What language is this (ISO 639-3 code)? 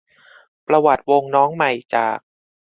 tha